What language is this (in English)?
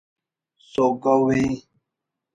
Brahui